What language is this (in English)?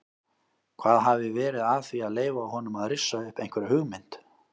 Icelandic